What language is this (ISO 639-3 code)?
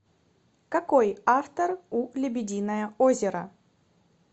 rus